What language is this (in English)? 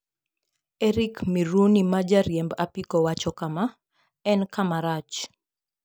Luo (Kenya and Tanzania)